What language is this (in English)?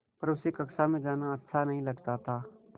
Hindi